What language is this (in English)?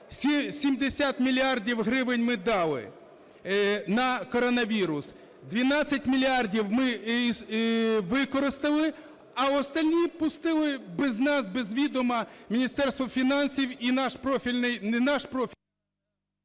Ukrainian